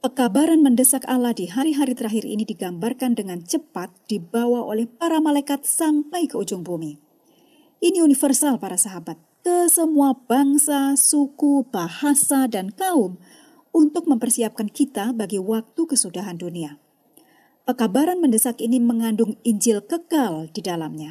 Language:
Indonesian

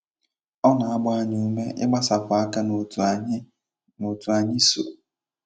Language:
Igbo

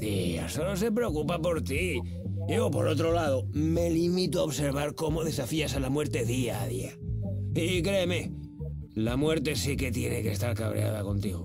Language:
Spanish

